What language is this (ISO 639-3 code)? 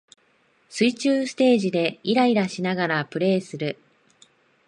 jpn